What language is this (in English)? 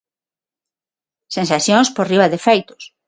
Galician